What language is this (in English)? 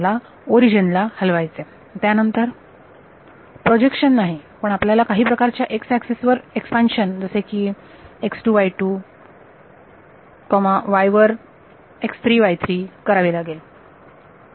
Marathi